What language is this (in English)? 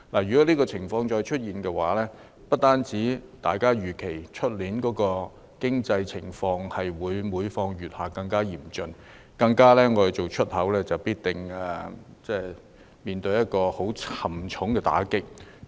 Cantonese